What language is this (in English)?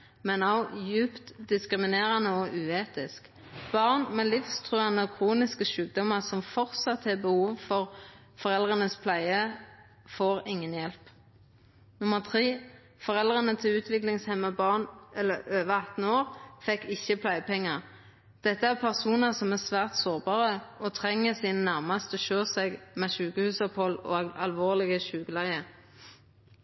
Norwegian Nynorsk